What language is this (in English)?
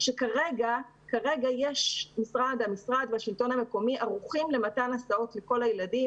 Hebrew